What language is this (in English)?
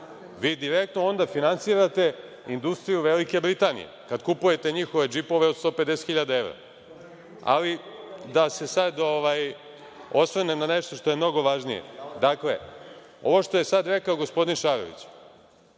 Serbian